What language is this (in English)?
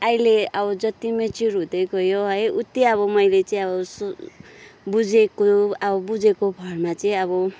Nepali